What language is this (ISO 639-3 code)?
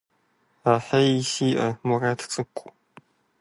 kbd